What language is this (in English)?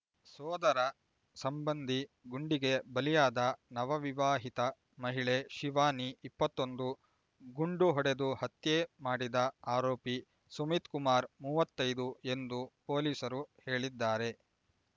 Kannada